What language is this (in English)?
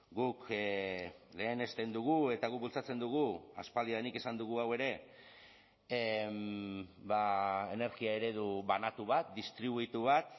Basque